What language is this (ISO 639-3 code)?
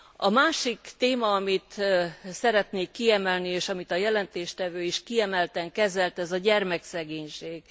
hun